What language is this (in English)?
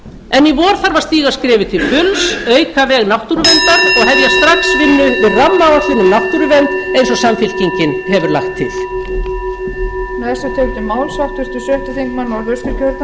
Icelandic